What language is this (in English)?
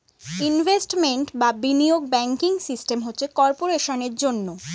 Bangla